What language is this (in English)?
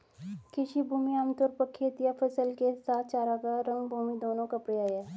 Hindi